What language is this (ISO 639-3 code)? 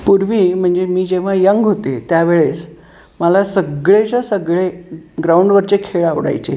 mar